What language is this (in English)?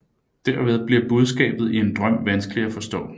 Danish